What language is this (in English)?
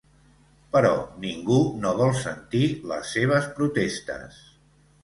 Catalan